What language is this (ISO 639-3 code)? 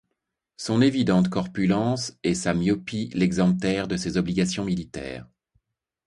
fra